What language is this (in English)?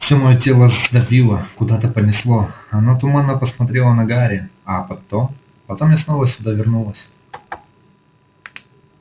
Russian